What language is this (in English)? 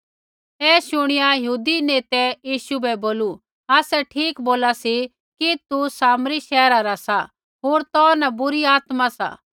Kullu Pahari